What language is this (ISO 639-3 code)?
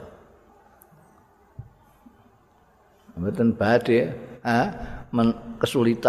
ind